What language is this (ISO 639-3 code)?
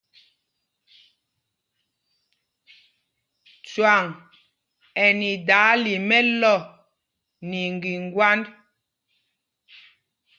mgg